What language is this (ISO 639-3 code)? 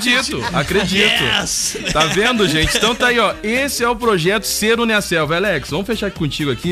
por